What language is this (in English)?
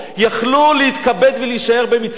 Hebrew